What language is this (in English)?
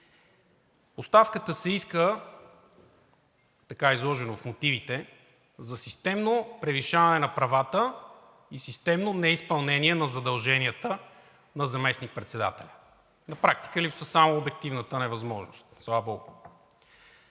Bulgarian